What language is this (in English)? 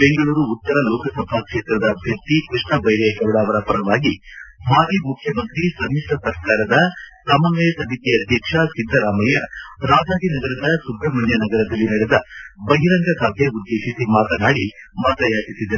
Kannada